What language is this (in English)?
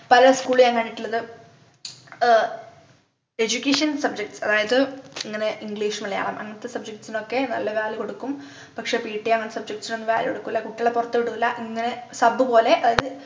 Malayalam